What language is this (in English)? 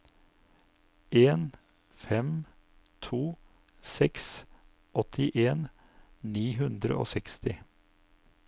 Norwegian